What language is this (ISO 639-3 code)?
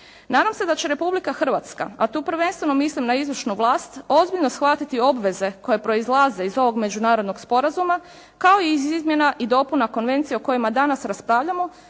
hrv